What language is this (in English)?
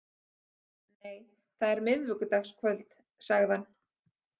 Icelandic